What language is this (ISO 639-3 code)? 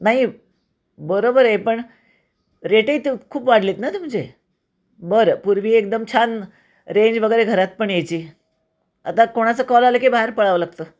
mar